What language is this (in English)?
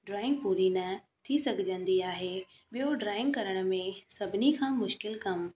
Sindhi